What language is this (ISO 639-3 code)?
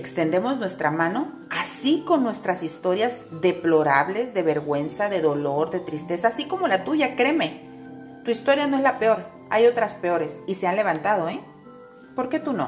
spa